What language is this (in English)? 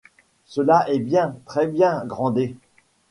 French